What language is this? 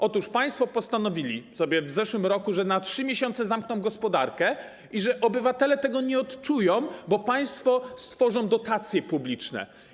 Polish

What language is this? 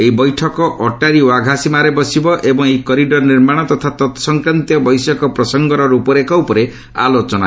Odia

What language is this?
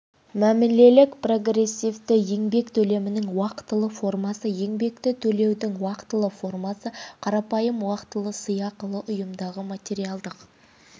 Kazakh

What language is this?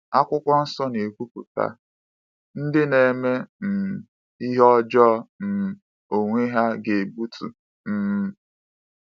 Igbo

